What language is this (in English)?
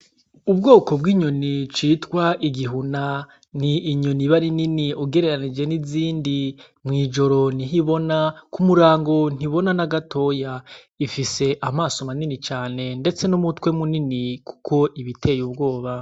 Rundi